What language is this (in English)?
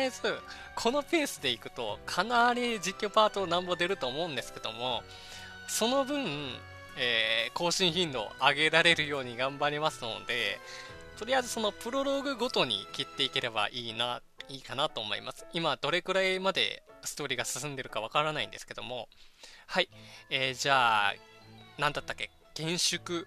Japanese